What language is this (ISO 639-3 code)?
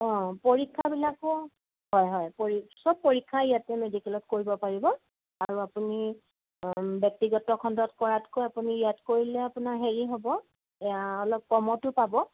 asm